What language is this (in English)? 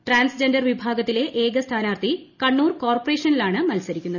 Malayalam